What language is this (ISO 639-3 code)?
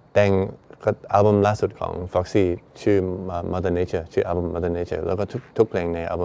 tha